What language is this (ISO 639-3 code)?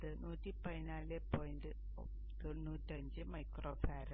mal